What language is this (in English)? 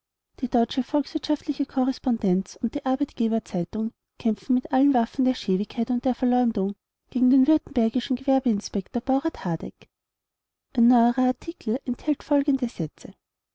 German